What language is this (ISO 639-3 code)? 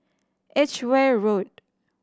eng